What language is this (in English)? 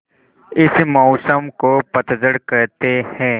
Hindi